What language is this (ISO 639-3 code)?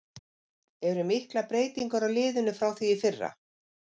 isl